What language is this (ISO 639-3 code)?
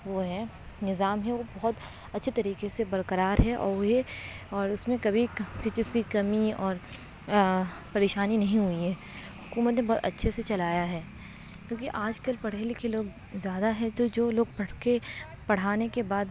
urd